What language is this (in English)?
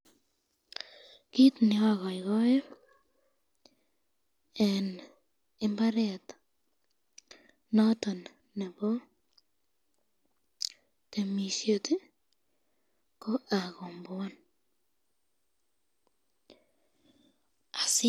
Kalenjin